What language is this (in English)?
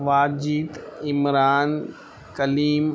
Urdu